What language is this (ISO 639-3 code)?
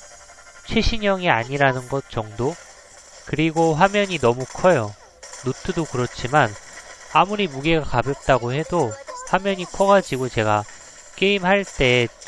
kor